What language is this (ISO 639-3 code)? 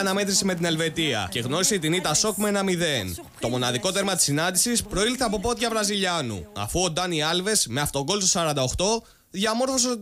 ell